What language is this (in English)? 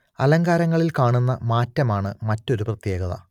Malayalam